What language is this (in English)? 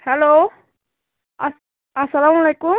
Kashmiri